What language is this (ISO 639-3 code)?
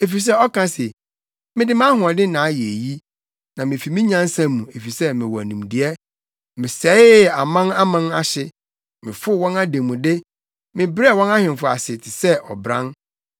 aka